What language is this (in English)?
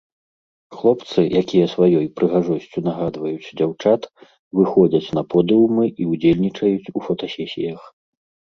Belarusian